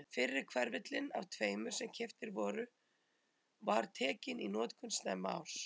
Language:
Icelandic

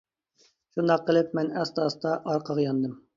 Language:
Uyghur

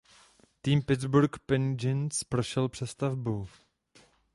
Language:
Czech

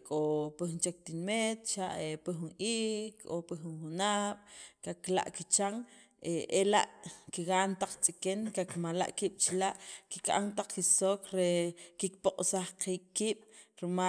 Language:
Sacapulteco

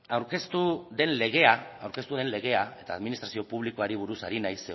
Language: Basque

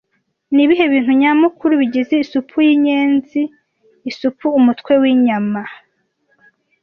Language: Kinyarwanda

